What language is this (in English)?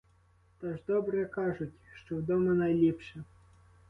Ukrainian